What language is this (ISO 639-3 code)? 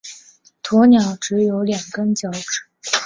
zho